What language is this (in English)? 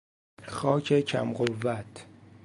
Persian